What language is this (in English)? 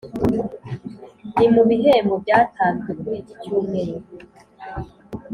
Kinyarwanda